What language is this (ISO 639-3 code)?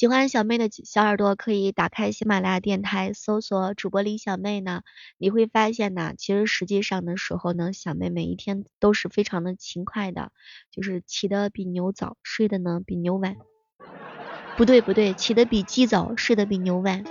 zho